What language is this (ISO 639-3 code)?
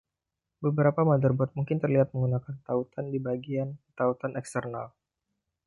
ind